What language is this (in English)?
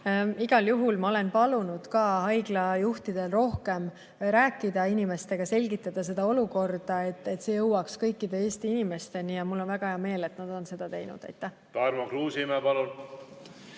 Estonian